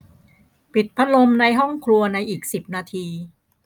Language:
Thai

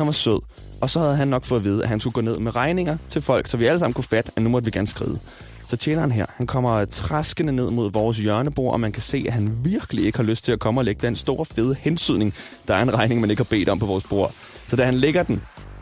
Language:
Danish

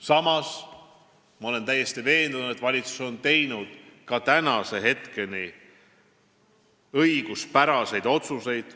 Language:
Estonian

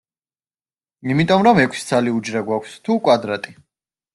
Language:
Georgian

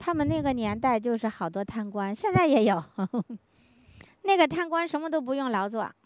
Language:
Chinese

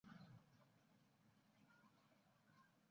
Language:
Chinese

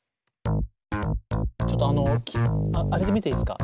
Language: Japanese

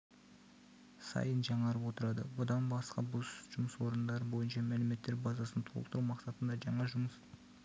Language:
Kazakh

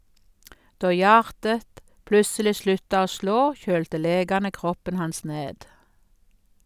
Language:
Norwegian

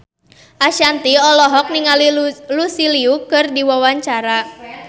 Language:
Sundanese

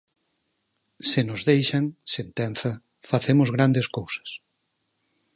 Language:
Galician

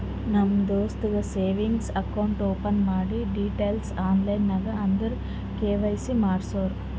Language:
Kannada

